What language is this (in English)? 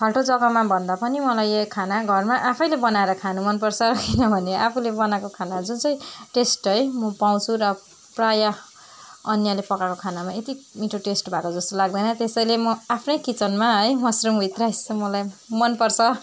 Nepali